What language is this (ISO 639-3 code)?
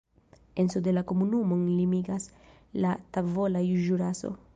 epo